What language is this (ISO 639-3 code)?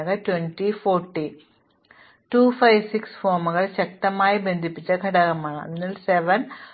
mal